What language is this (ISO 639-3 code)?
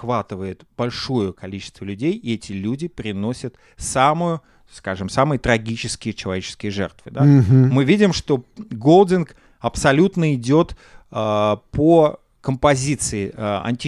rus